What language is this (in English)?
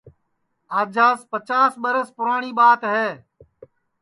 Sansi